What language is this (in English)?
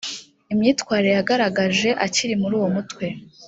Kinyarwanda